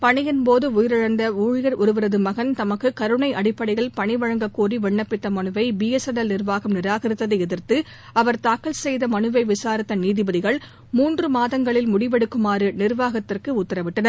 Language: Tamil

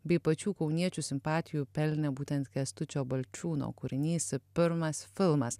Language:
Lithuanian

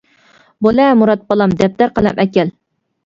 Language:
Uyghur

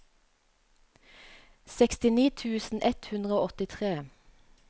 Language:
Norwegian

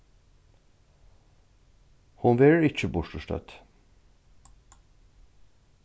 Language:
Faroese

